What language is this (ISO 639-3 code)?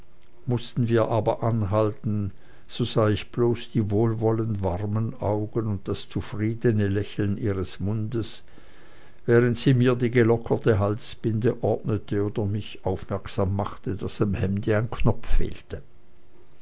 deu